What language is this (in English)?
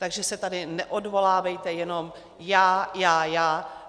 Czech